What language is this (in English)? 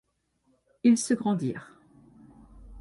French